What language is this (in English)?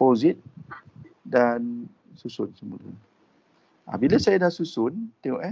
Malay